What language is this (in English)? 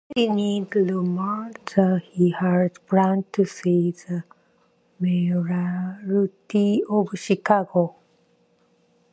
English